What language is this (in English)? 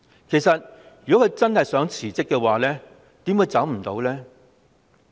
Cantonese